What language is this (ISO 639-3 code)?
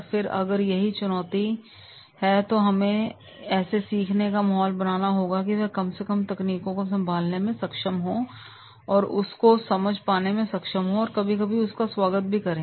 hin